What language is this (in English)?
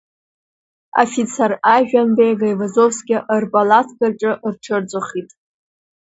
Abkhazian